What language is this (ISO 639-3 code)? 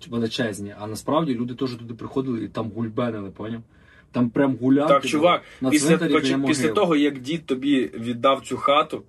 ukr